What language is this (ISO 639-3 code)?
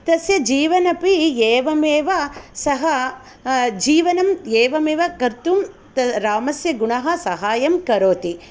san